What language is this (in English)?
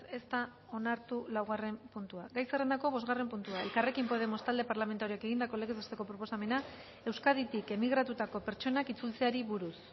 Basque